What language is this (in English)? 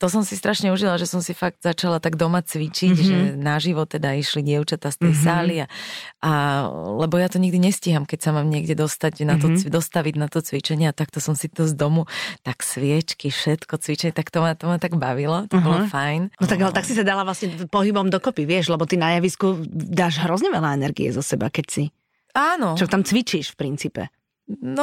Slovak